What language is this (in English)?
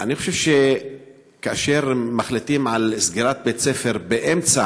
Hebrew